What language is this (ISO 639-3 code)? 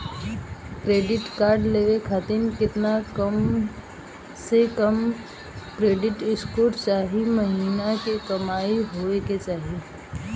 bho